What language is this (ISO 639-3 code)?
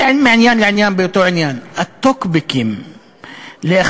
heb